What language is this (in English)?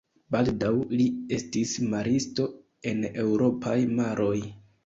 Esperanto